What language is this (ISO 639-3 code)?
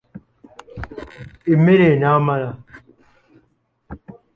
lug